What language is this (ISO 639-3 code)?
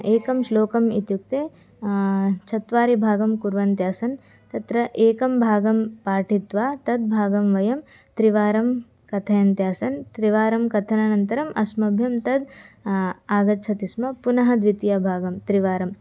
san